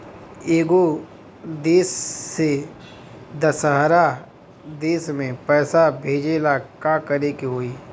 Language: Bhojpuri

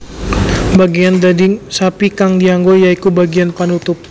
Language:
Javanese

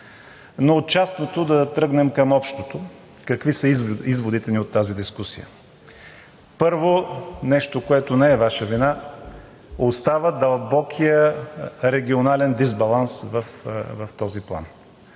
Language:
Bulgarian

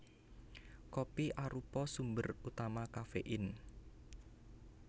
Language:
Javanese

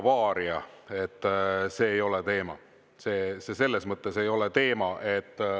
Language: Estonian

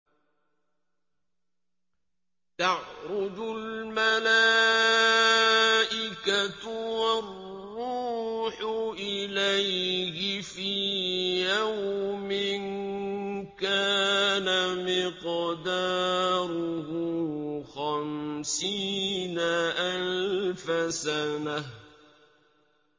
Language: Arabic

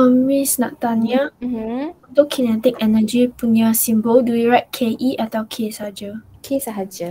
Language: Malay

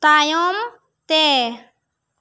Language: Santali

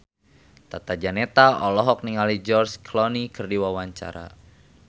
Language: Sundanese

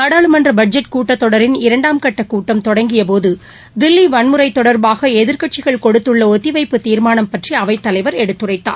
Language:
Tamil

